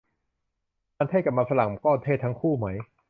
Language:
Thai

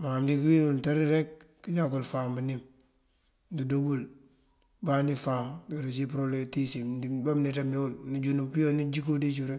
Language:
Mandjak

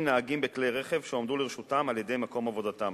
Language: Hebrew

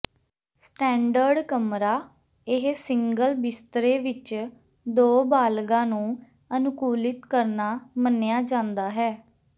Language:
Punjabi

